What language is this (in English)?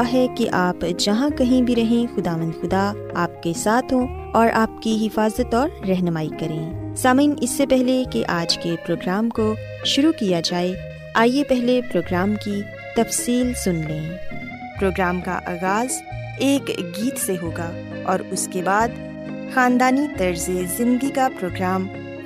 Urdu